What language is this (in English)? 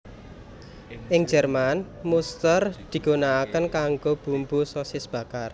Javanese